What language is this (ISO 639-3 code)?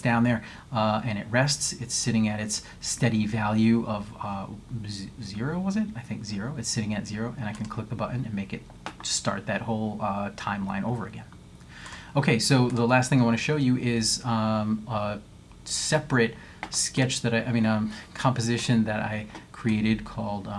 eng